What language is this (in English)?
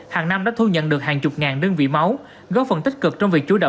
Vietnamese